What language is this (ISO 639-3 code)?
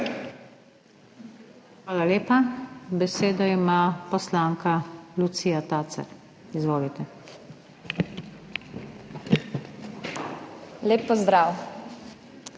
slv